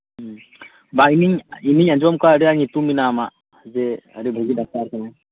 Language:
Santali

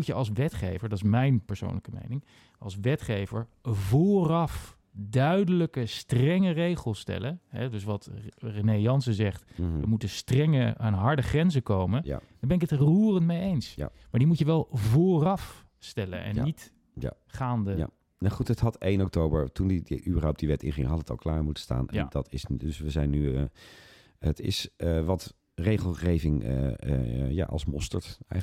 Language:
Dutch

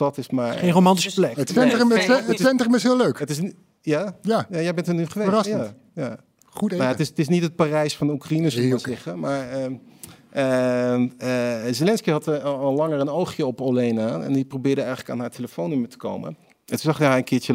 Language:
Dutch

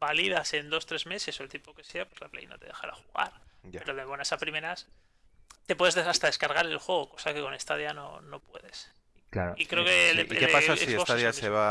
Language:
Spanish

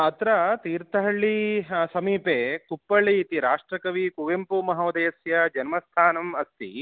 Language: Sanskrit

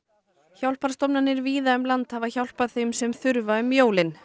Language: Icelandic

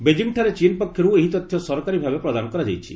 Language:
Odia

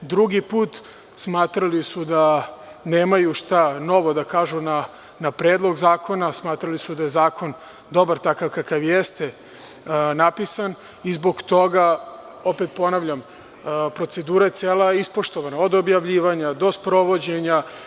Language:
Serbian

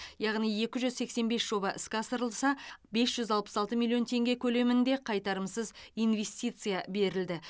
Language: Kazakh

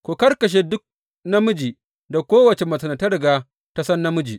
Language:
Hausa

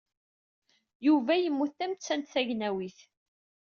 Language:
Kabyle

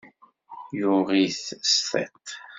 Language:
Kabyle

